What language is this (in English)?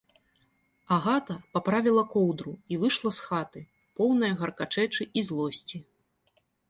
Belarusian